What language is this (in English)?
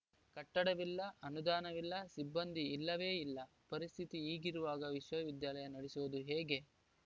Kannada